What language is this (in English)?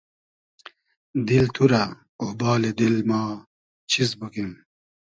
Hazaragi